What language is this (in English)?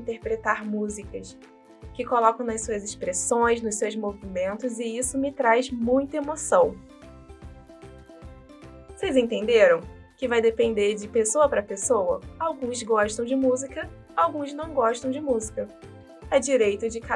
Portuguese